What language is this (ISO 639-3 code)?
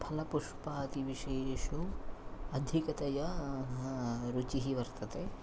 san